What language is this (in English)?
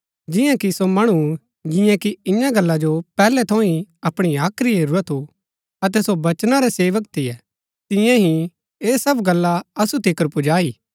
Gaddi